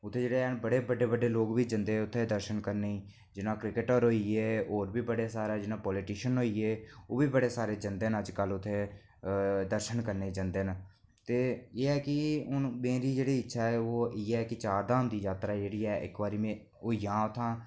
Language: Dogri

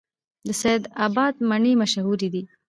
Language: Pashto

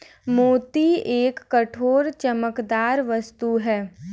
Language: Hindi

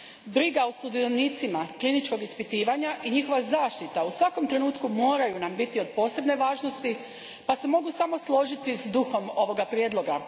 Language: Croatian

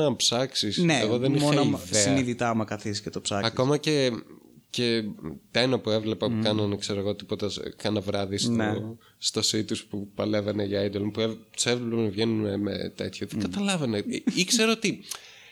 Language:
Greek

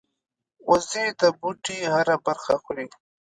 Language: Pashto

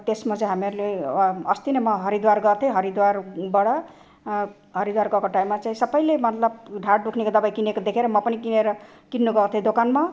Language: Nepali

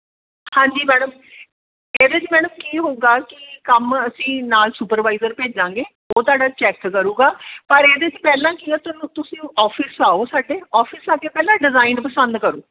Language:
Punjabi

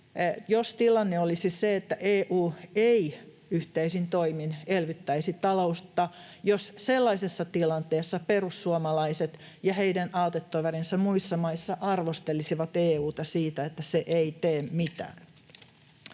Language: Finnish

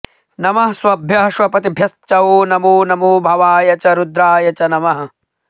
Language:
Sanskrit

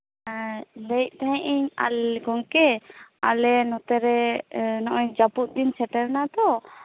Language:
Santali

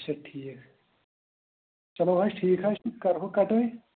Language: Kashmiri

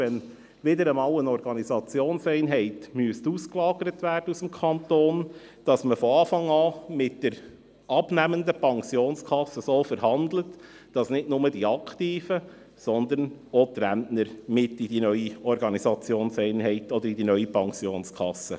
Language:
Swiss German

